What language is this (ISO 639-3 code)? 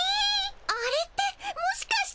jpn